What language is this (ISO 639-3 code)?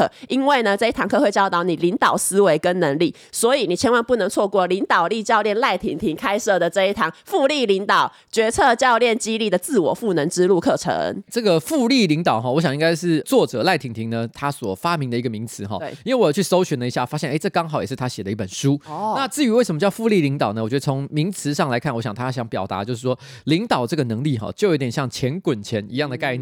zho